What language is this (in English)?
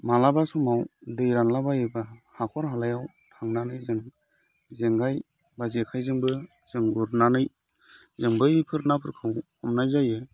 Bodo